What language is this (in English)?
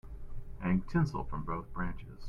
English